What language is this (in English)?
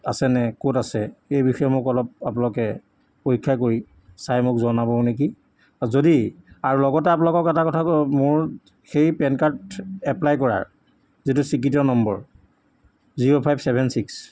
Assamese